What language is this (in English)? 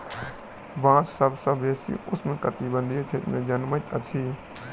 Maithili